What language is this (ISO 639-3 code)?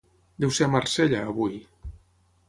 cat